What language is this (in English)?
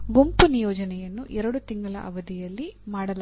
Kannada